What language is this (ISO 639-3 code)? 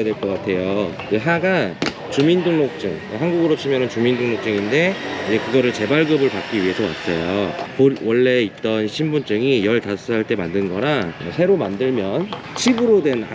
kor